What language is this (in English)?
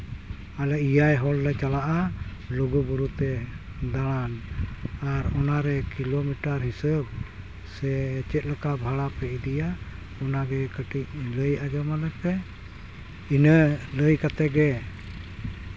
Santali